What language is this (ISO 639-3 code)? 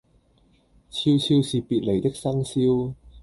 yue